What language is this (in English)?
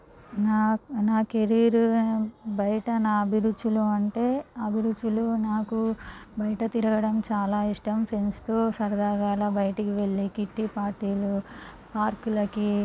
Telugu